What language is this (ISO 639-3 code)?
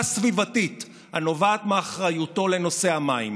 heb